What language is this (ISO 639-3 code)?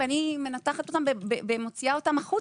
heb